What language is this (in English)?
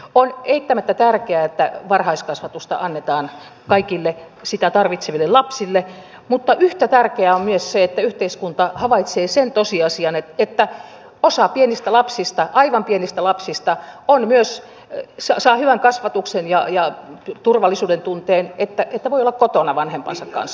Finnish